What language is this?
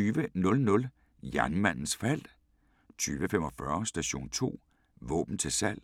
Danish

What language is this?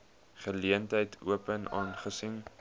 Afrikaans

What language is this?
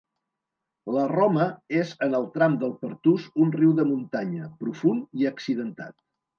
Catalan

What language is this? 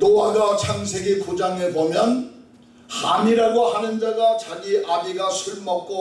Korean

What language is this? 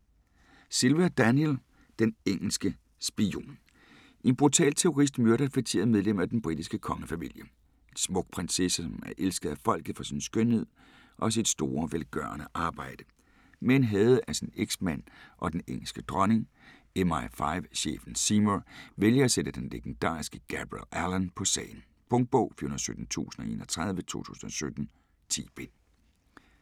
Danish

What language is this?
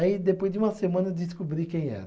Portuguese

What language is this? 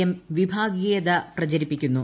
Malayalam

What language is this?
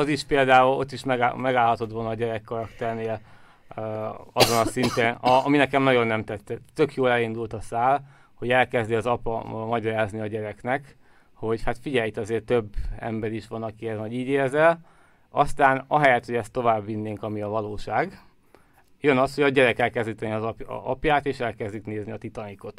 Hungarian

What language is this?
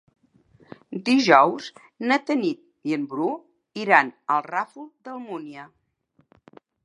Catalan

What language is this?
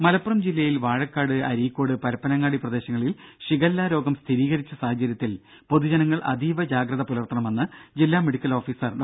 Malayalam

